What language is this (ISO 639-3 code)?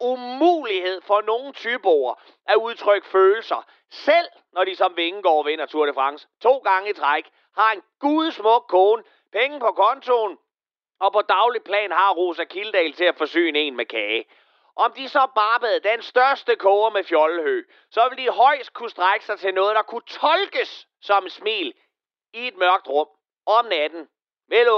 dan